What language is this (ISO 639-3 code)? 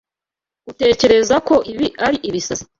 kin